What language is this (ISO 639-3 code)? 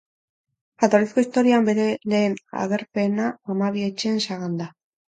eus